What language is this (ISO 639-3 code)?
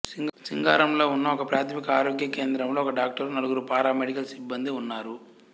tel